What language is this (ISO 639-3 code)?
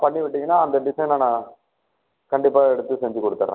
tam